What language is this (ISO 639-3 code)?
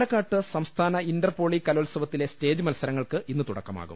mal